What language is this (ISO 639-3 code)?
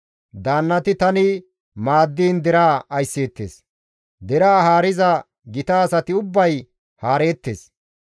gmv